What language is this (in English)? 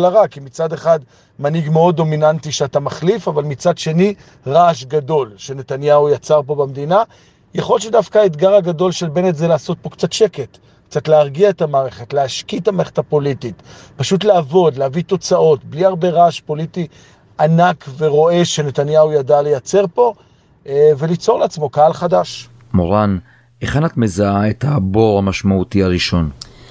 Hebrew